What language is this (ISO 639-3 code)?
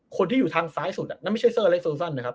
tha